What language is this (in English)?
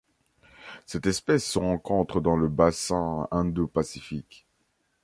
French